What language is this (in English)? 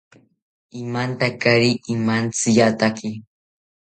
South Ucayali Ashéninka